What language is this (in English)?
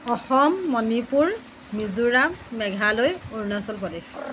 Assamese